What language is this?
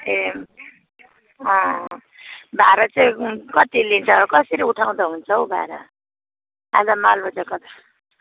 Nepali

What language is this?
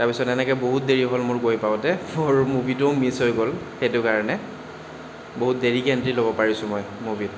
Assamese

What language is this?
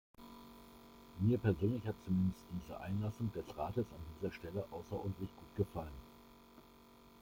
German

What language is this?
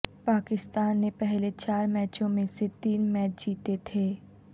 Urdu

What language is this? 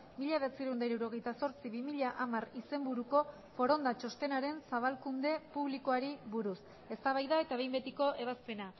Basque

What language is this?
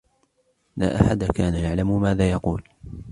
Arabic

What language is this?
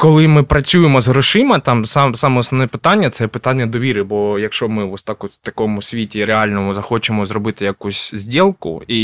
Ukrainian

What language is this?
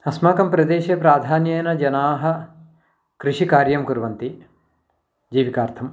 Sanskrit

